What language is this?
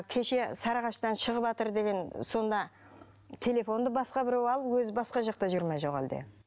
Kazakh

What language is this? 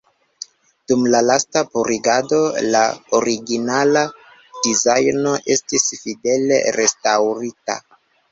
Esperanto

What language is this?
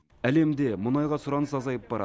Kazakh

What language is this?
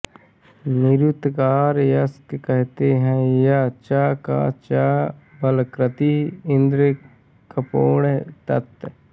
Hindi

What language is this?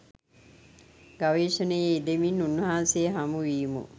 Sinhala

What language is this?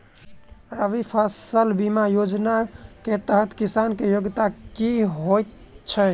Maithili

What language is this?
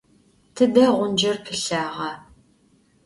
Adyghe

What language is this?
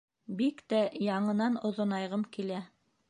Bashkir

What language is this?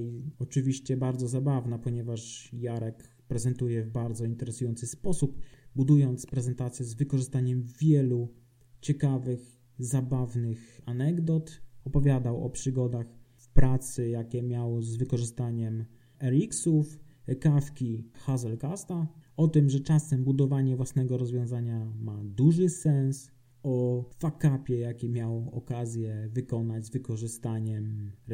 Polish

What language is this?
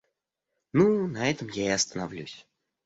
Russian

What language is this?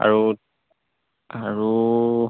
Assamese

